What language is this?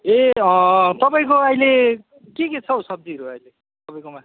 Nepali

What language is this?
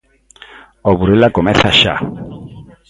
Galician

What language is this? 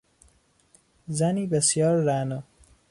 Persian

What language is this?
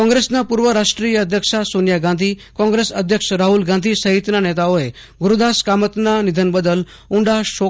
Gujarati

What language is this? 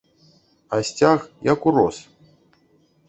Belarusian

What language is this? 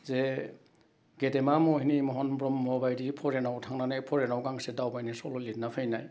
Bodo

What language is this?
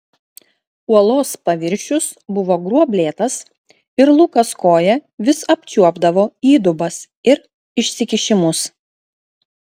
Lithuanian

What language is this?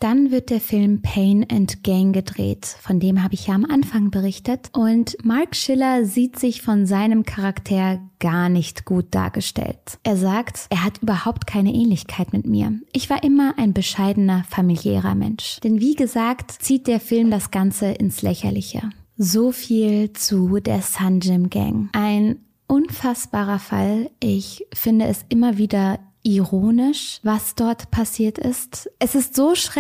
German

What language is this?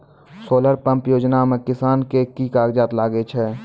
Maithili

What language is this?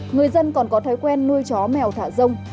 Vietnamese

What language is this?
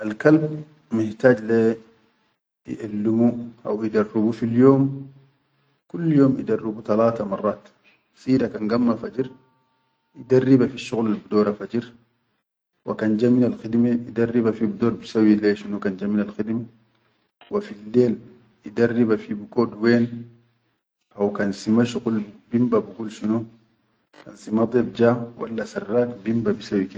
Chadian Arabic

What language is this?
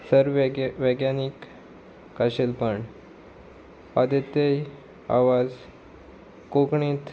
Konkani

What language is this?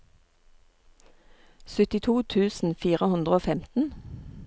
Norwegian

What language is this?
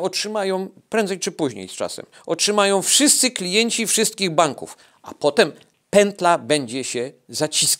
Polish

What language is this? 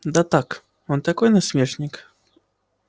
Russian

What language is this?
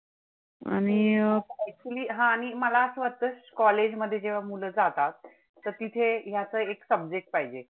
Marathi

